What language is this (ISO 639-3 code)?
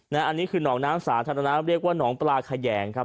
tha